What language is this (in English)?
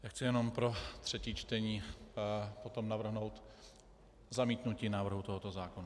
Czech